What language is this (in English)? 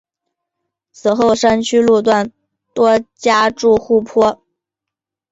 Chinese